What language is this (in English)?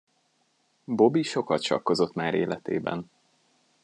Hungarian